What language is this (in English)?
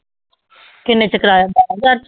Punjabi